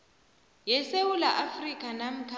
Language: South Ndebele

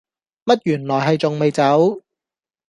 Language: Cantonese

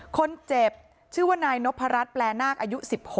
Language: Thai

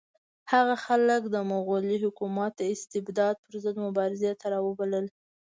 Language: Pashto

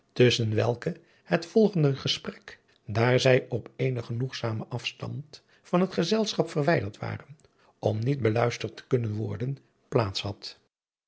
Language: Dutch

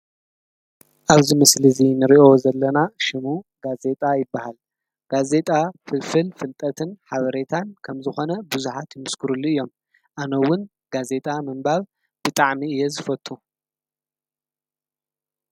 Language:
Tigrinya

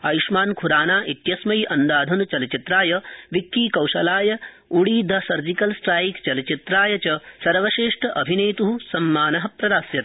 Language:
Sanskrit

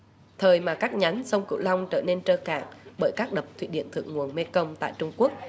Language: Vietnamese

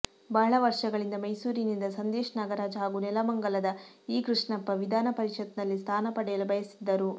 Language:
Kannada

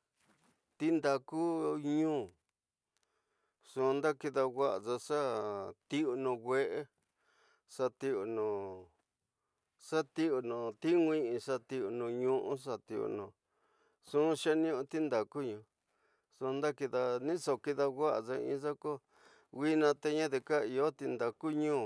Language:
Tidaá Mixtec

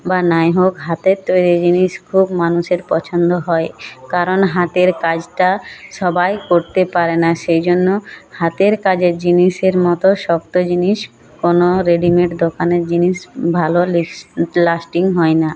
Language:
Bangla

